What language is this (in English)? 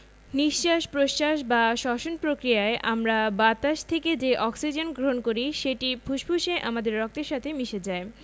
Bangla